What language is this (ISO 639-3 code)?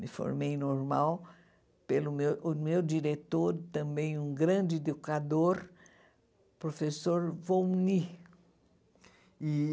por